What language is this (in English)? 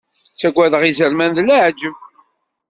Kabyle